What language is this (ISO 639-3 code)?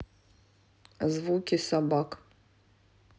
rus